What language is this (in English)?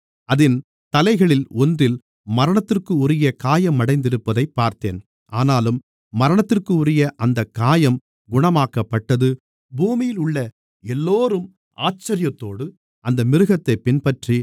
Tamil